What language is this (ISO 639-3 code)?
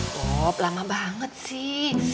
ind